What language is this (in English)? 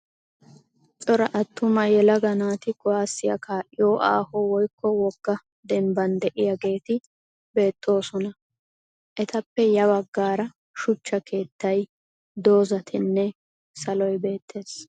Wolaytta